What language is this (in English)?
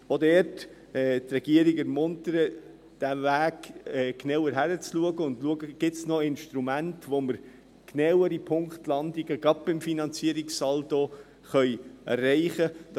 Swiss German